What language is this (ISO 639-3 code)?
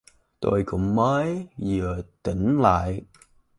vie